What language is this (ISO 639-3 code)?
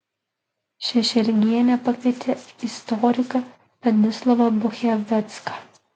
lit